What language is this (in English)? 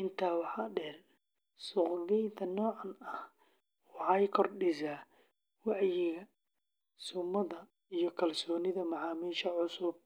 Somali